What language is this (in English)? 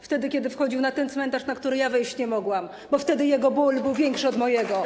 Polish